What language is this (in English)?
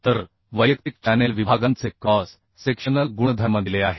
Marathi